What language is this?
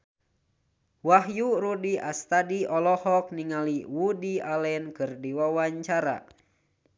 Sundanese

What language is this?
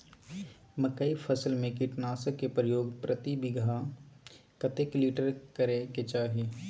Maithili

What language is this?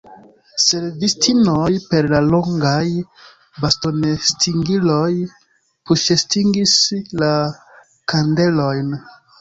Esperanto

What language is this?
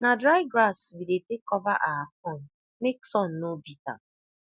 Nigerian Pidgin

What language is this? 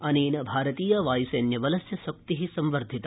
Sanskrit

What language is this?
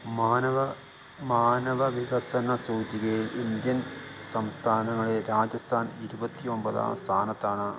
Malayalam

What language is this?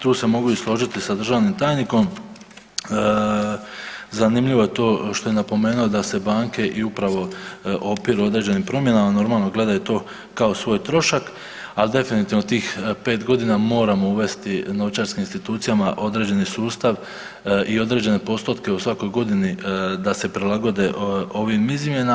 Croatian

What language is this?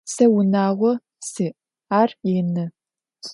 Adyghe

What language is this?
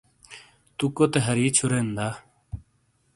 Shina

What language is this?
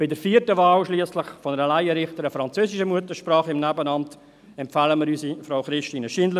Swiss German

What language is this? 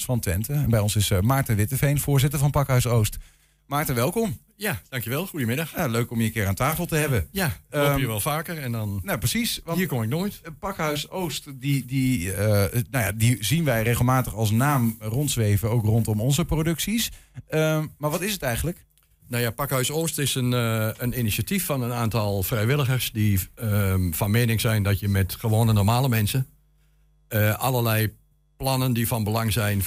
Dutch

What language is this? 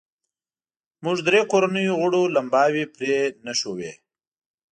Pashto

